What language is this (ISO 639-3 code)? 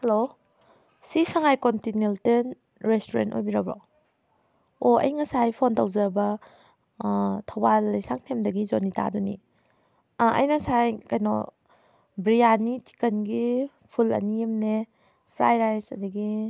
mni